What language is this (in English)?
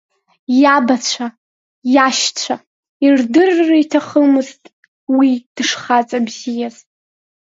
Abkhazian